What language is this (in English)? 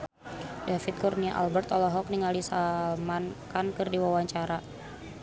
Sundanese